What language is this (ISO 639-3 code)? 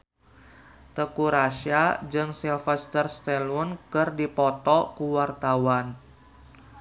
sun